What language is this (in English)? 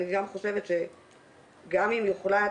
Hebrew